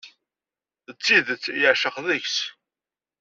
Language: Kabyle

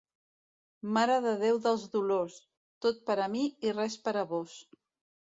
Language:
Catalan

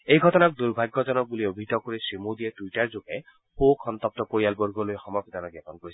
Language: Assamese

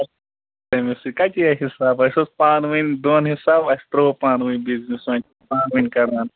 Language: Kashmiri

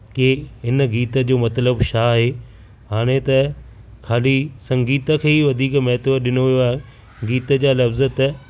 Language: Sindhi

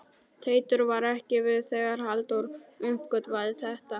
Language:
Icelandic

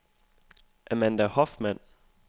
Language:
Danish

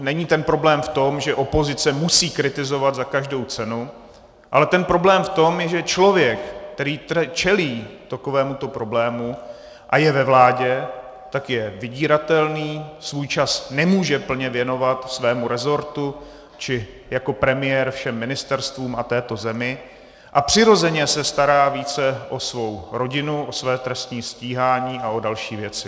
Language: Czech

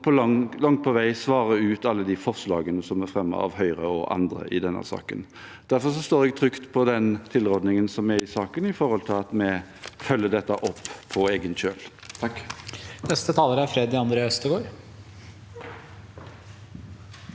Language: Norwegian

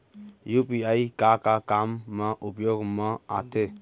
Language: Chhattisgarhi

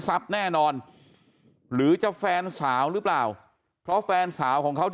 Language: Thai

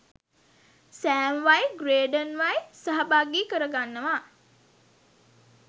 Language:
Sinhala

